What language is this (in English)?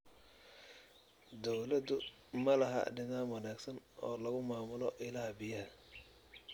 Somali